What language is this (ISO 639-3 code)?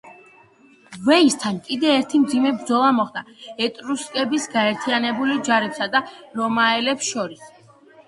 kat